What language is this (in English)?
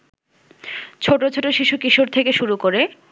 Bangla